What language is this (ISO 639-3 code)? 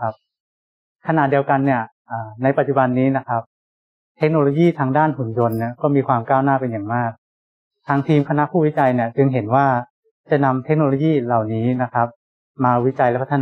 tha